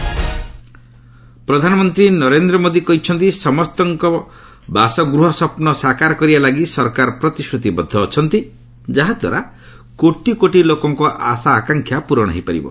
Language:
Odia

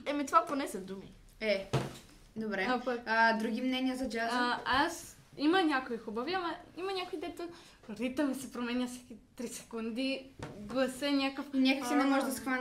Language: Bulgarian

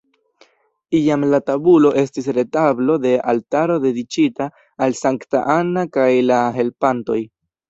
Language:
Esperanto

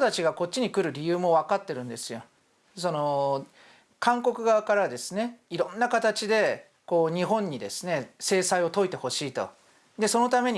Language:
Korean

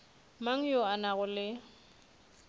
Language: Northern Sotho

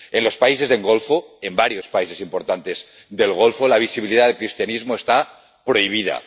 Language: Spanish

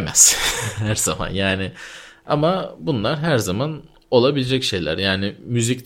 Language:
Turkish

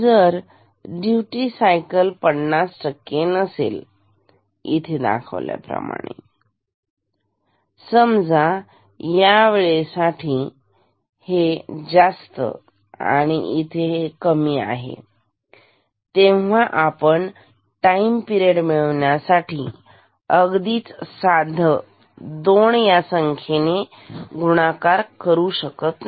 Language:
Marathi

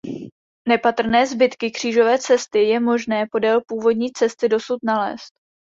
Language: Czech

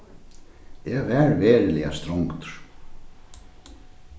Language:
Faroese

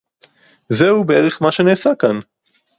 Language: Hebrew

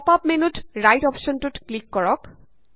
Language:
Assamese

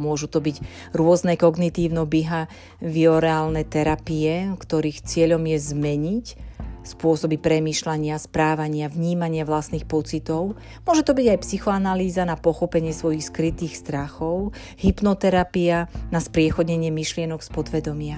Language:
Slovak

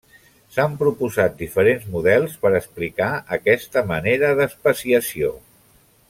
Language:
Catalan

